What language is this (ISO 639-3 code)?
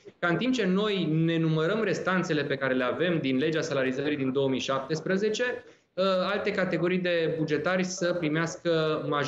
ron